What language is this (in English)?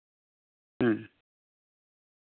Santali